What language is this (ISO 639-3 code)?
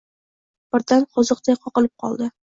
uzb